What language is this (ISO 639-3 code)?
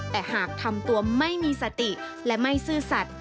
tha